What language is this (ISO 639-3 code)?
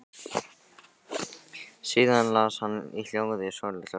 isl